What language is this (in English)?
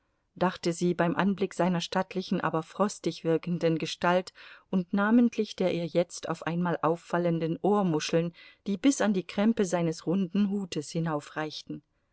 German